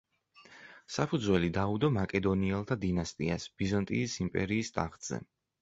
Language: Georgian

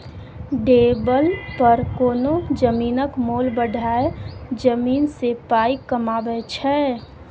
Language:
Maithili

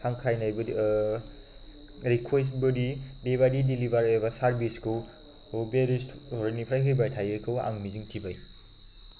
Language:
Bodo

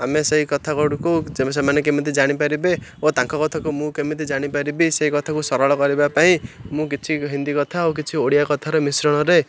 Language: Odia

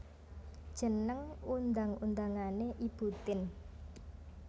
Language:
Javanese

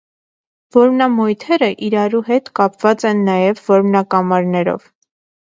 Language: Armenian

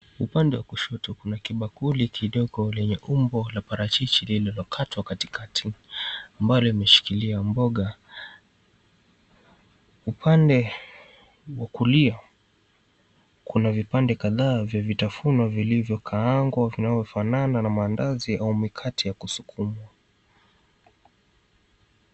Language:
Swahili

